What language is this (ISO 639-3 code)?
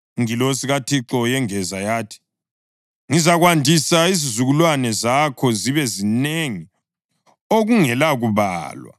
nde